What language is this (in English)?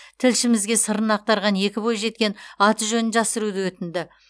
Kazakh